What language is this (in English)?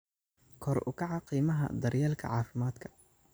Somali